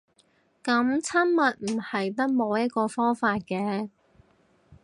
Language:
Cantonese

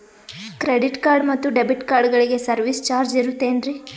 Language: Kannada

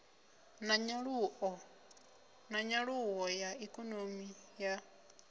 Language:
Venda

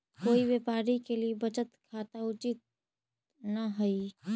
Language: Magahi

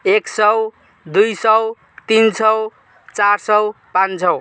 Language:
Nepali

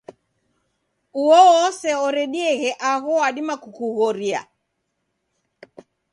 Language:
Taita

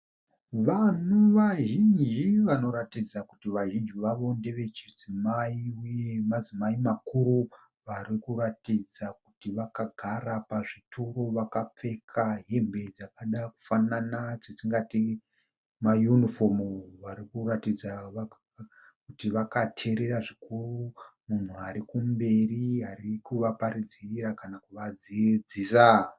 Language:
Shona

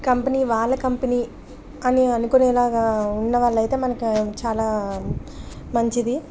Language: Telugu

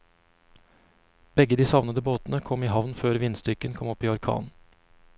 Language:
Norwegian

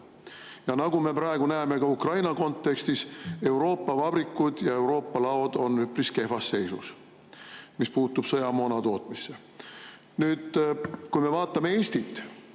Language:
Estonian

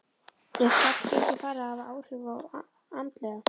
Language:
Icelandic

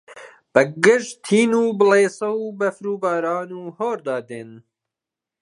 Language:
Central Kurdish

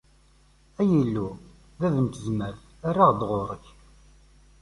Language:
Kabyle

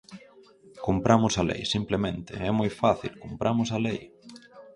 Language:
Galician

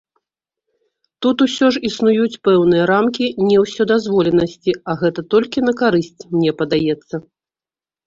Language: Belarusian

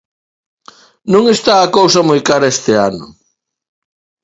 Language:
Galician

